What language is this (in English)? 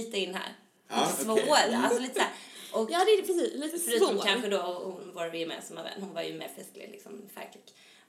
Swedish